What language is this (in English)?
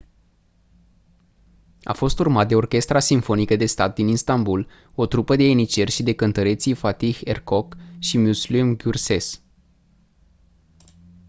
Romanian